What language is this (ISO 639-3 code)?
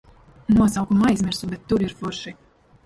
lav